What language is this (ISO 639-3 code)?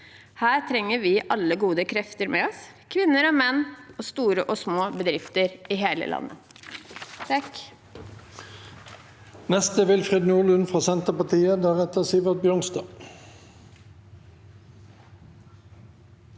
nor